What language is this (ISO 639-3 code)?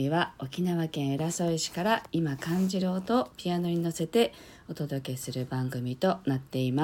jpn